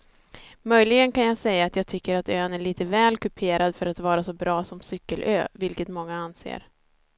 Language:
Swedish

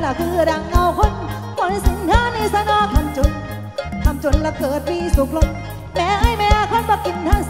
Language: Thai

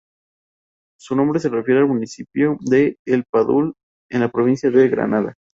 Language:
Spanish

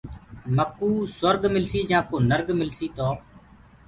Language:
Gurgula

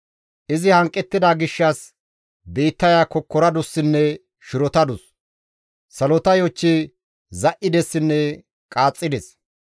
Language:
Gamo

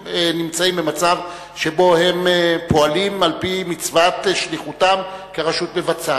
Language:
Hebrew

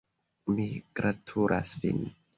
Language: Esperanto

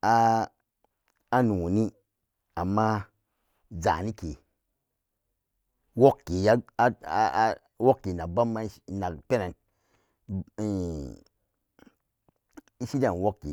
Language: Samba Daka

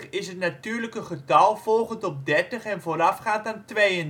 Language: Dutch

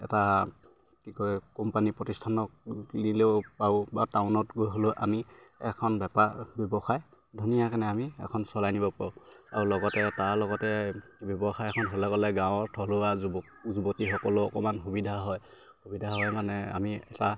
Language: Assamese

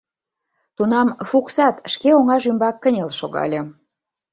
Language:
Mari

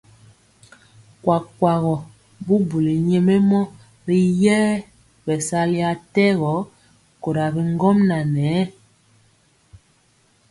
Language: Mpiemo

